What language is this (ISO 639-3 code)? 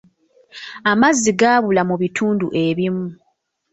lug